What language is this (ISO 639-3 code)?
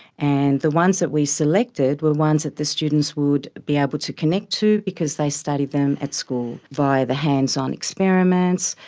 eng